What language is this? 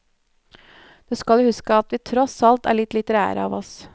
Norwegian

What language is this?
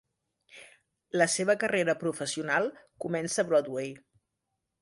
Catalan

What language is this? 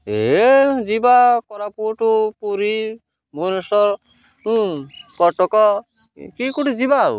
Odia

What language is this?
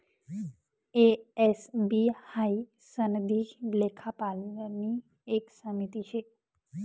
Marathi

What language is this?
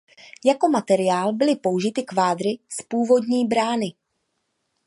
Czech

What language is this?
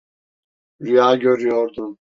Turkish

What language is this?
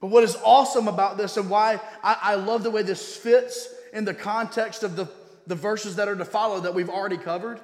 English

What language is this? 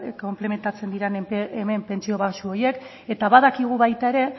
Basque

